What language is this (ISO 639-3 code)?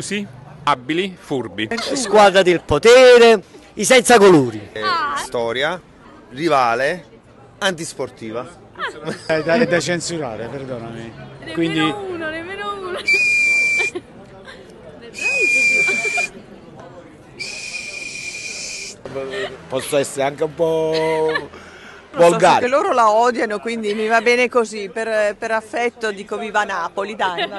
ita